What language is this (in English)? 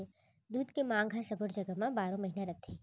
Chhattisgarhi